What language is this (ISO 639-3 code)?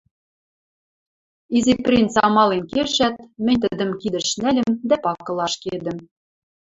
mrj